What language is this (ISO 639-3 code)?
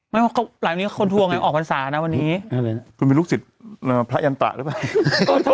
tha